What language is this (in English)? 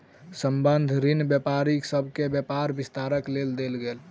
Maithili